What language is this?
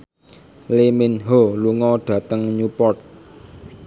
Javanese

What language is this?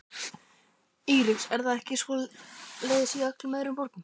Icelandic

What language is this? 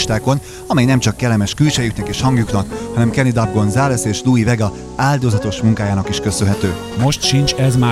Hungarian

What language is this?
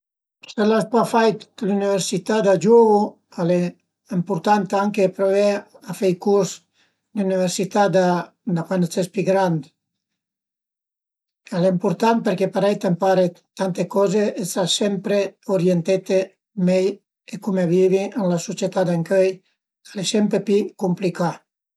Piedmontese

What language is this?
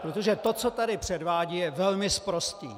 Czech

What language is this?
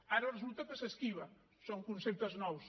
Catalan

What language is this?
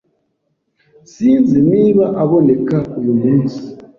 Kinyarwanda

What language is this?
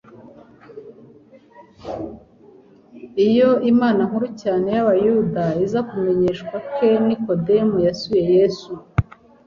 Kinyarwanda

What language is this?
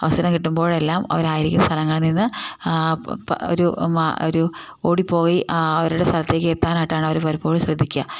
Malayalam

